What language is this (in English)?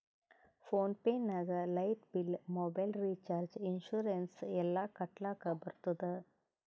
Kannada